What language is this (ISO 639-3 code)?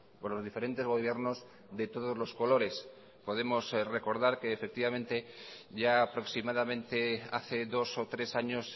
spa